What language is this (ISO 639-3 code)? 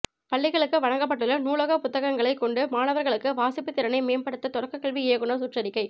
tam